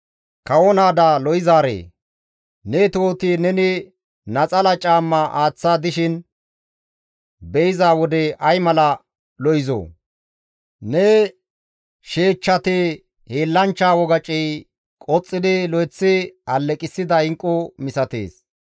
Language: Gamo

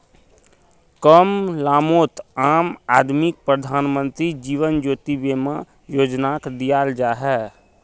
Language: Magahi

